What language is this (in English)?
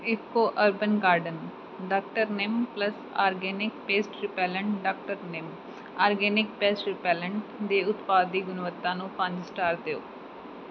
Punjabi